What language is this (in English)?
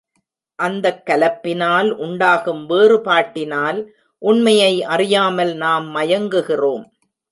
Tamil